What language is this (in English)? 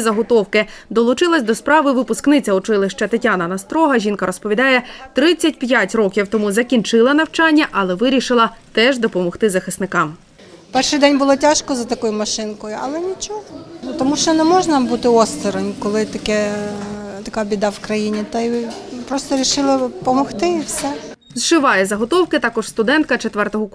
Ukrainian